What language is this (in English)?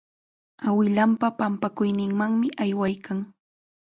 Chiquián Ancash Quechua